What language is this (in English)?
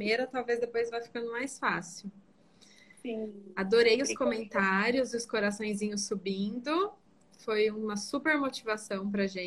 Portuguese